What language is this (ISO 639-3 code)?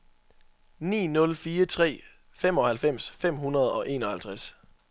dan